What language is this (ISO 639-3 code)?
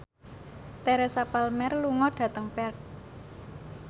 jav